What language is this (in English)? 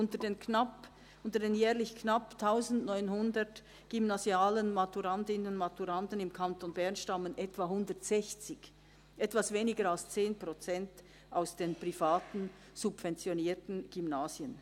Swiss German